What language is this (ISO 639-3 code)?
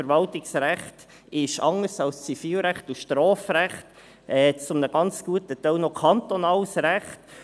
gsw